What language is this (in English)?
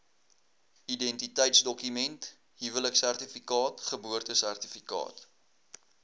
Afrikaans